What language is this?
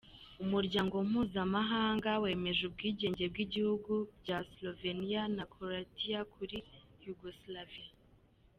Kinyarwanda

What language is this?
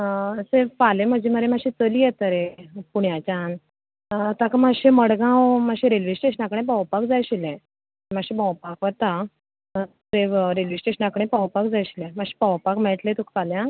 Konkani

